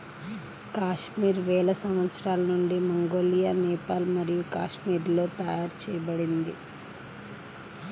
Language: Telugu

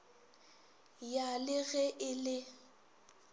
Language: Northern Sotho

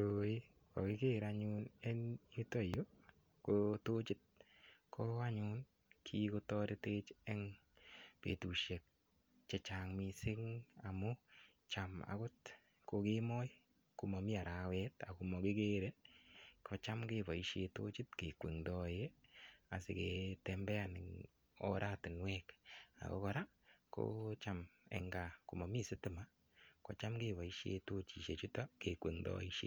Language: Kalenjin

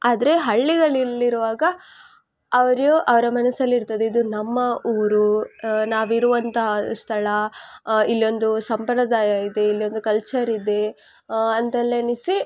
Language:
Kannada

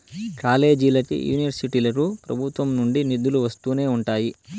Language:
Telugu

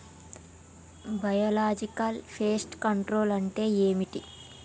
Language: Telugu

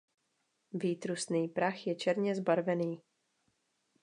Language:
Czech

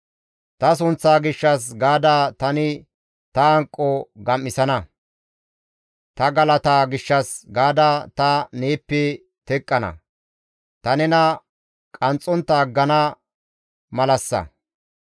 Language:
Gamo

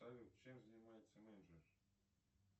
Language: Russian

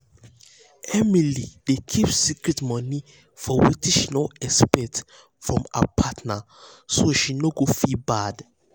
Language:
Nigerian Pidgin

